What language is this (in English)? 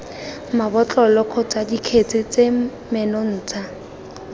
Tswana